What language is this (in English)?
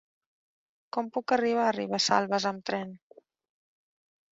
Catalan